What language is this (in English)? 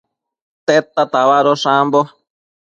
Matsés